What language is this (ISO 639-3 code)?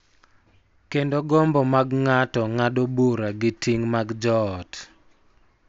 luo